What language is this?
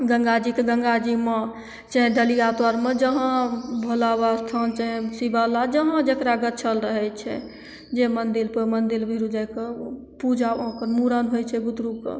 Maithili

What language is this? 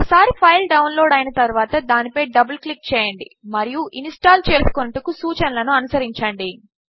Telugu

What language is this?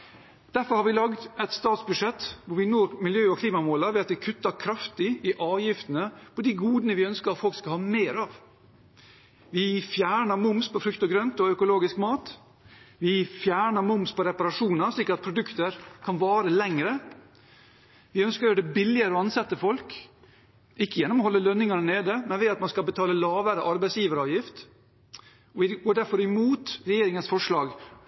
Norwegian Bokmål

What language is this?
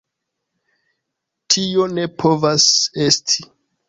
Esperanto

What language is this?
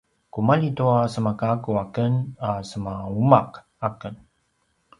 Paiwan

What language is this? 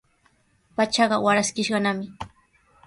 Sihuas Ancash Quechua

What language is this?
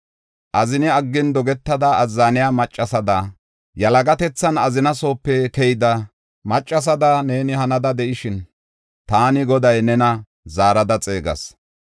Gofa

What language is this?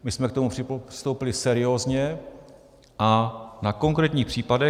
Czech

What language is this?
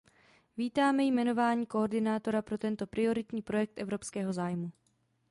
Czech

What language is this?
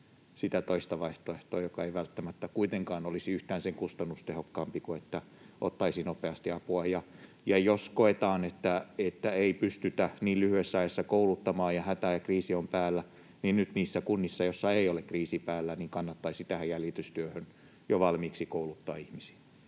Finnish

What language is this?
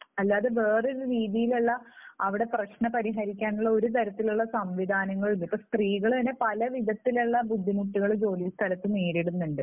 Malayalam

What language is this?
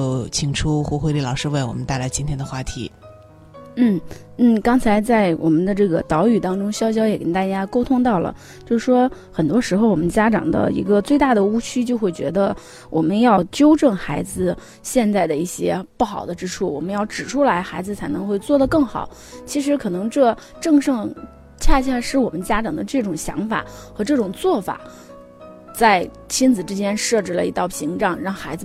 Chinese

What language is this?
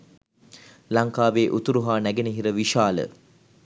Sinhala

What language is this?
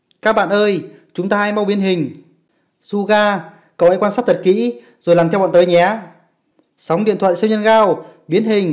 Vietnamese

